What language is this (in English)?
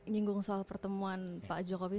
Indonesian